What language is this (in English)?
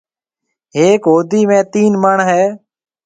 Marwari (Pakistan)